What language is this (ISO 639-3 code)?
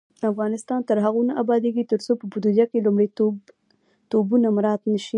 pus